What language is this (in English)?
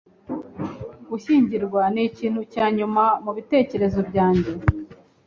Kinyarwanda